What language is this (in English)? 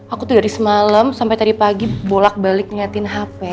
Indonesian